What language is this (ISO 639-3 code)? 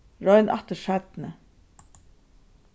fao